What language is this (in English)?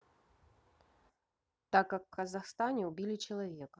Russian